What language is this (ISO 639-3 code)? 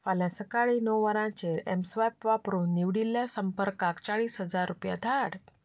kok